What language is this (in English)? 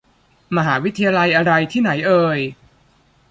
Thai